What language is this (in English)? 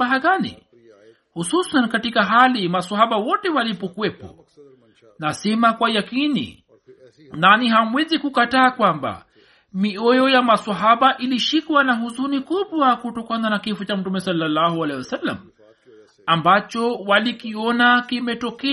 Swahili